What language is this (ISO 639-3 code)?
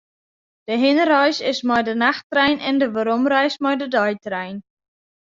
fry